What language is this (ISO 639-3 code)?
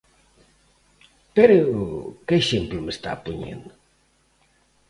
glg